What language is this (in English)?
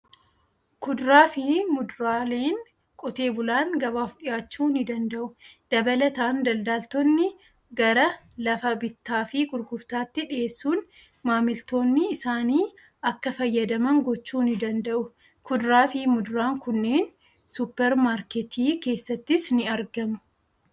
Oromo